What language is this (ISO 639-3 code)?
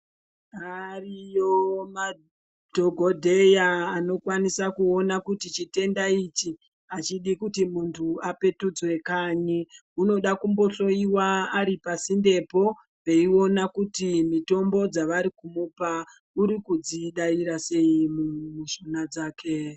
ndc